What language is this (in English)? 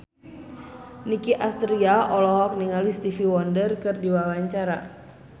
Sundanese